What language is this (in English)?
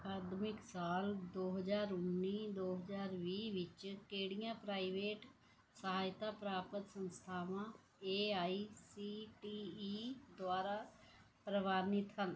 Punjabi